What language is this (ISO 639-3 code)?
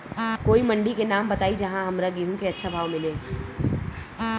bho